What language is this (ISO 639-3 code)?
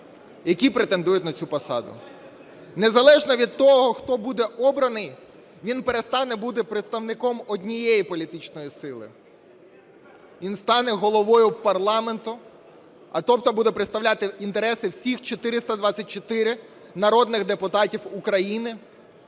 ukr